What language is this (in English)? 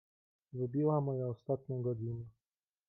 Polish